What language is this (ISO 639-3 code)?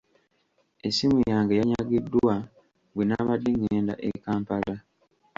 lug